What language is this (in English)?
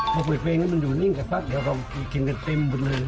Thai